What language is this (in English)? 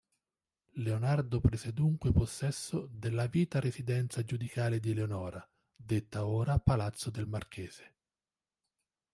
Italian